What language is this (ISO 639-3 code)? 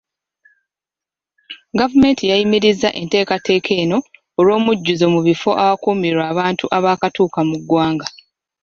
lug